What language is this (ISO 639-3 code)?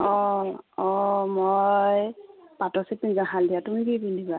asm